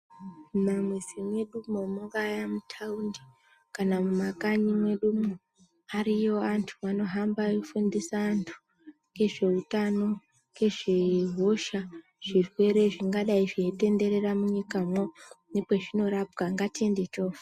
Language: Ndau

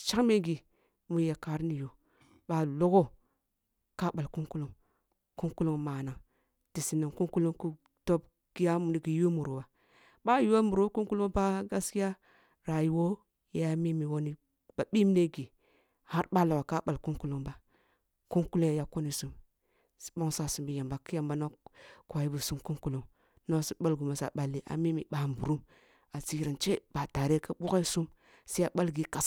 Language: Kulung (Nigeria)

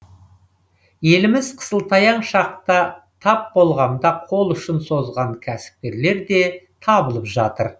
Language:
Kazakh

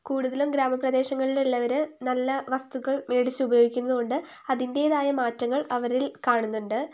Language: Malayalam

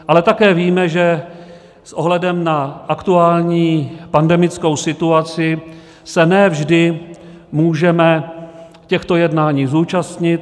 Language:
Czech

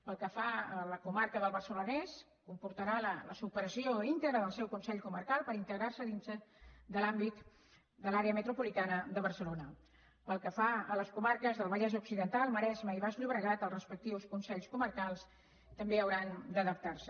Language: Catalan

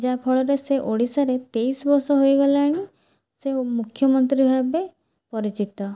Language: Odia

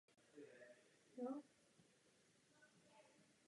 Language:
Czech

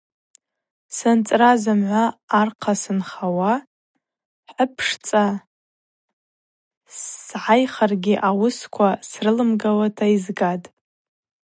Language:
Abaza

